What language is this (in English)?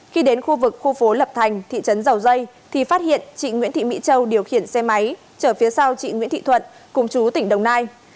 Vietnamese